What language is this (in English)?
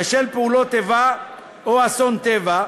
Hebrew